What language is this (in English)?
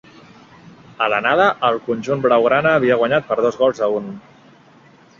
Catalan